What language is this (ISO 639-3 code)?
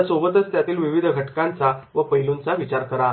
mar